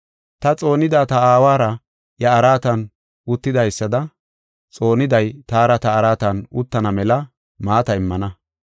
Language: Gofa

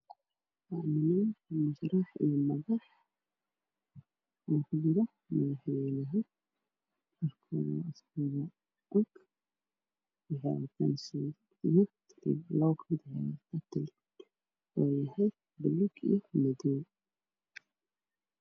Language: Somali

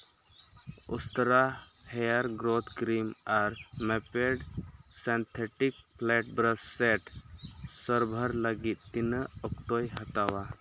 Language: Santali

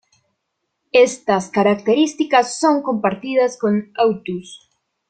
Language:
Spanish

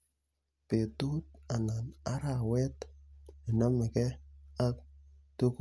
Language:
Kalenjin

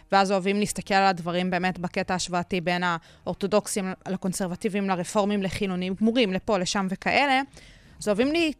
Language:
Hebrew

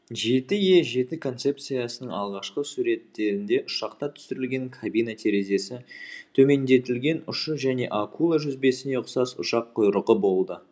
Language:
Kazakh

